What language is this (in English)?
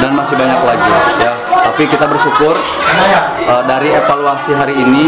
Indonesian